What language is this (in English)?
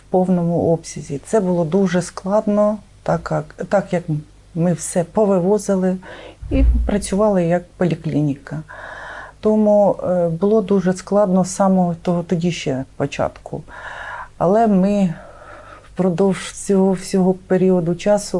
Ukrainian